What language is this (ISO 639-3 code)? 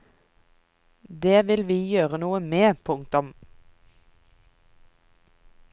nor